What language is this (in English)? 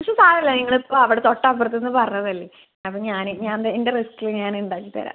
Malayalam